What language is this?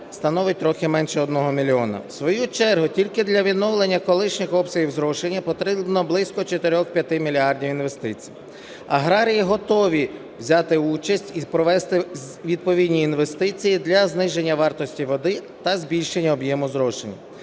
Ukrainian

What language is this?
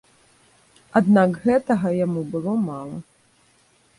Belarusian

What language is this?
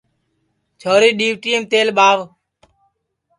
Sansi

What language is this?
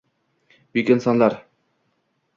Uzbek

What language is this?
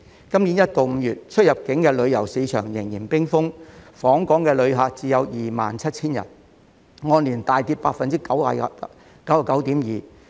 Cantonese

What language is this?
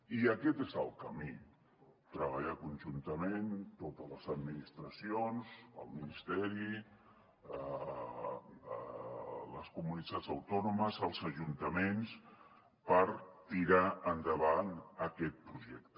Catalan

